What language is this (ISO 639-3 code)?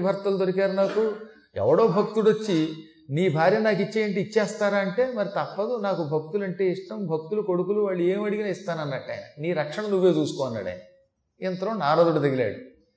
tel